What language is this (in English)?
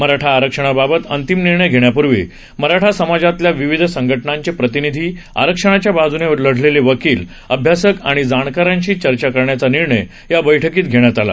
Marathi